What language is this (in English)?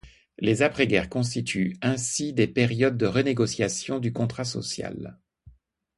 French